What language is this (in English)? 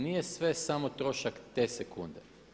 Croatian